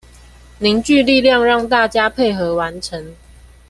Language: Chinese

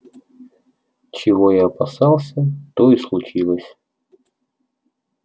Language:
Russian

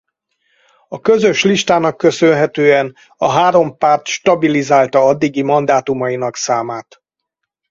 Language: Hungarian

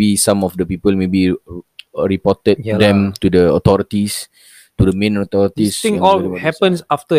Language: Malay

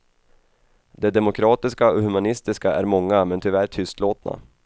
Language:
Swedish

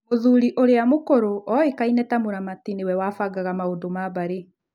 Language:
Kikuyu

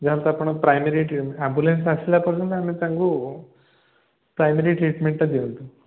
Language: Odia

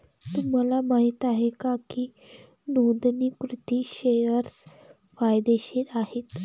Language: Marathi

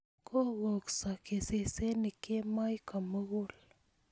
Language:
Kalenjin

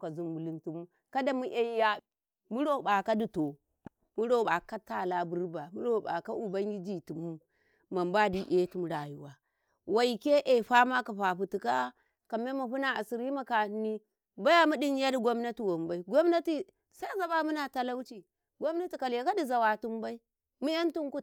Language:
Karekare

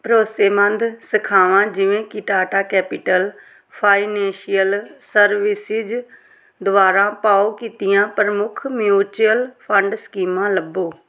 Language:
Punjabi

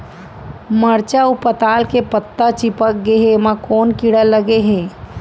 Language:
Chhattisgarhi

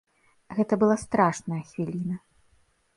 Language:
Belarusian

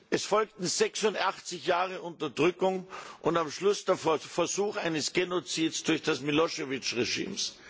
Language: German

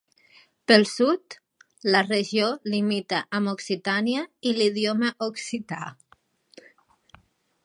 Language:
Catalan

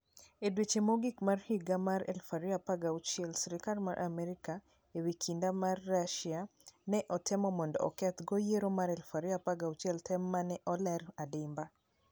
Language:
Luo (Kenya and Tanzania)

